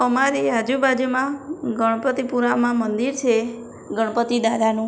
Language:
Gujarati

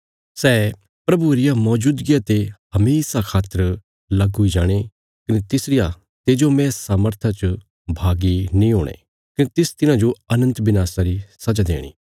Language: Bilaspuri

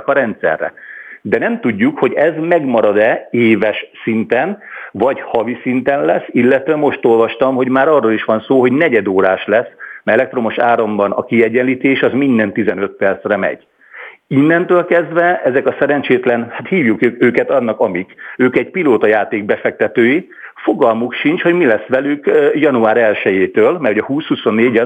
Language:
Hungarian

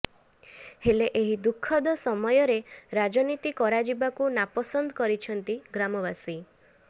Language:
Odia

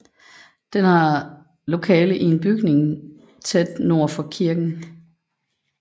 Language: Danish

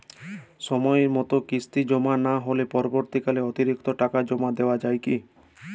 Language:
Bangla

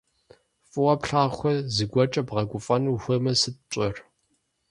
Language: Kabardian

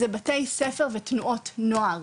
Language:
Hebrew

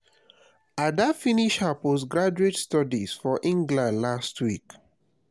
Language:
Nigerian Pidgin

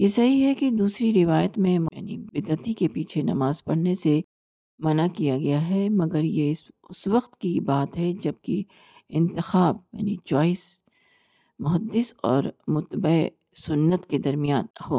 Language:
Urdu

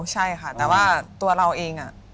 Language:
Thai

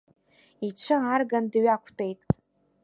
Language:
Abkhazian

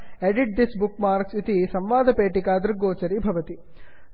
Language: Sanskrit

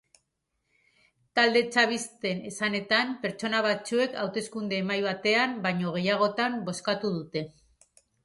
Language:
Basque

